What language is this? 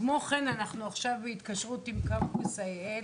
Hebrew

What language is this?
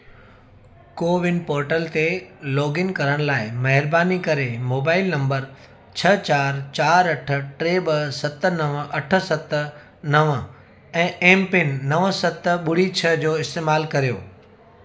Sindhi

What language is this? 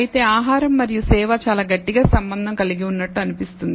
Telugu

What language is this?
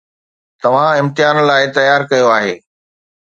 Sindhi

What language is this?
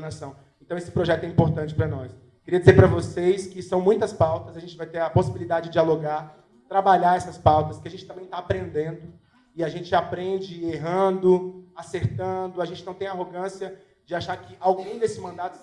Portuguese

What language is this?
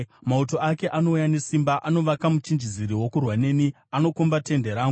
Shona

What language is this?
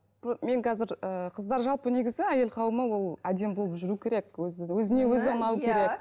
Kazakh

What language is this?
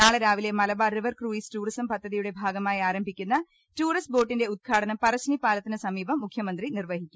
Malayalam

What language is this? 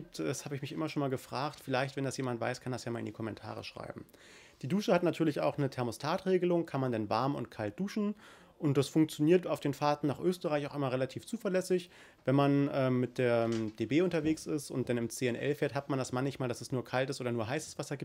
German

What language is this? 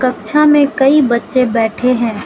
Hindi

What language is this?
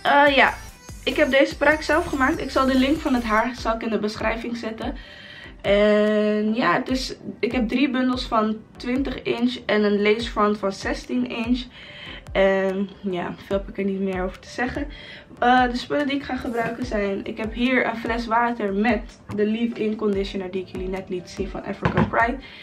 Dutch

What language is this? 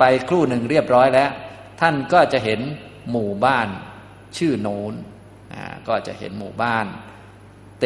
Thai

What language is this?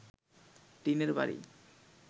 Bangla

